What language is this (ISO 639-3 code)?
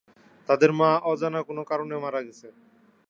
ben